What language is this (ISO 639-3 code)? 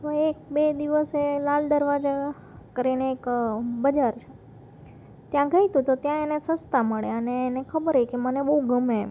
guj